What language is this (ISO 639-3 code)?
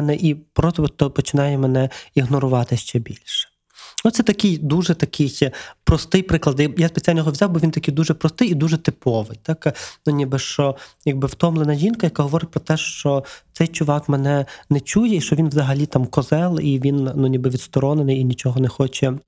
ukr